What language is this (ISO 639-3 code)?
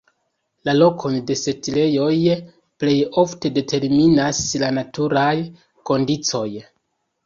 epo